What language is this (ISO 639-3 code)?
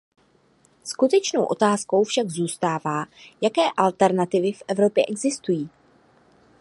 ces